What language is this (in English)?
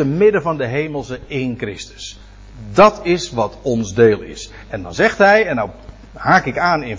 Dutch